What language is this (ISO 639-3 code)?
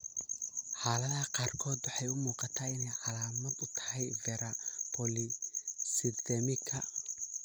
som